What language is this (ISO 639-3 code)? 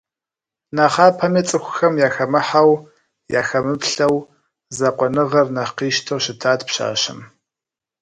kbd